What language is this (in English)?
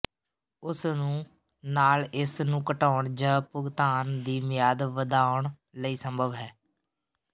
Punjabi